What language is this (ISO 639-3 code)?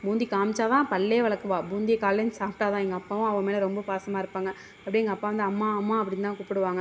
tam